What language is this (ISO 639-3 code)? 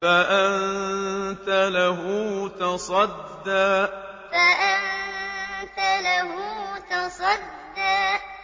ara